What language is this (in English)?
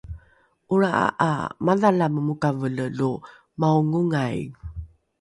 Rukai